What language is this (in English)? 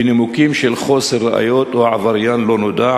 Hebrew